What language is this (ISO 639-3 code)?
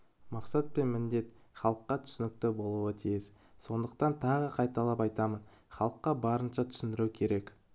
kaz